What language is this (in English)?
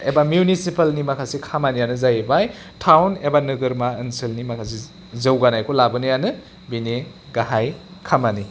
Bodo